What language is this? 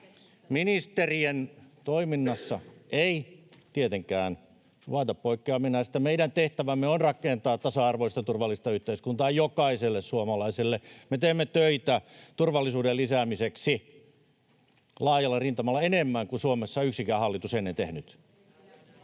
Finnish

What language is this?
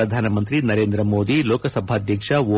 Kannada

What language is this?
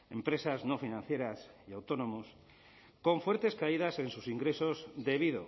Spanish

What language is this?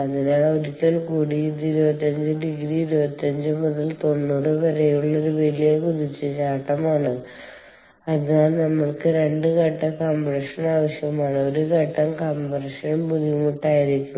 Malayalam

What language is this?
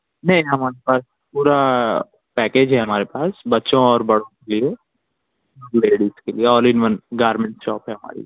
Urdu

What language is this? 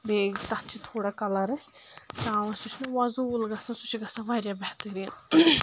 Kashmiri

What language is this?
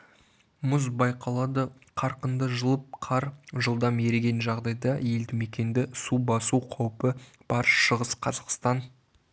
Kazakh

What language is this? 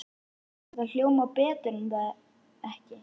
Icelandic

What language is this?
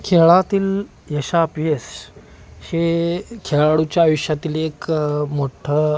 Marathi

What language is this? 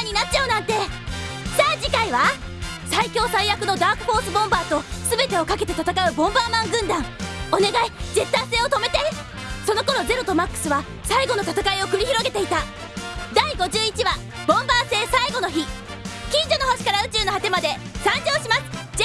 Japanese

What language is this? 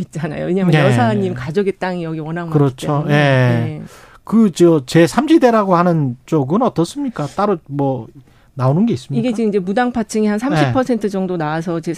Korean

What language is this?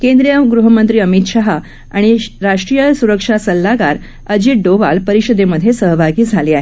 Marathi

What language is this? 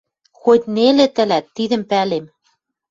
Western Mari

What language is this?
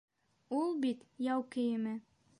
Bashkir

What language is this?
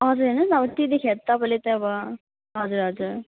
Nepali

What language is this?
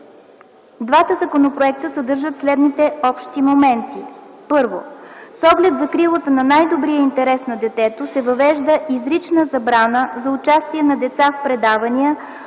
Bulgarian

